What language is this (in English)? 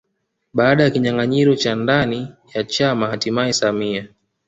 Swahili